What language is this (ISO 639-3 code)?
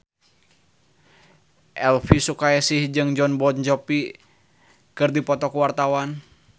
sun